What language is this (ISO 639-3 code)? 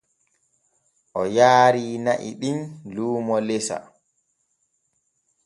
fue